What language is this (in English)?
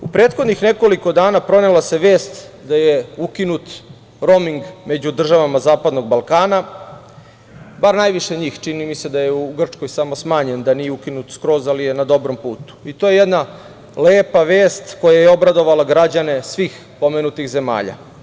Serbian